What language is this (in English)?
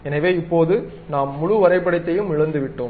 Tamil